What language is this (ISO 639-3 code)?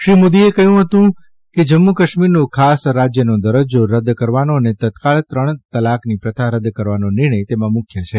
guj